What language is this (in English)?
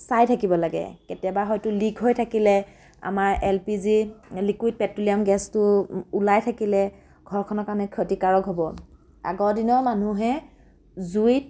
Assamese